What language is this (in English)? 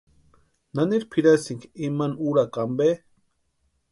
Western Highland Purepecha